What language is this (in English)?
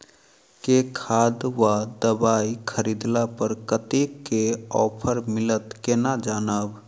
Maithili